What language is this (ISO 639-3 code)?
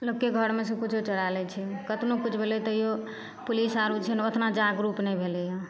mai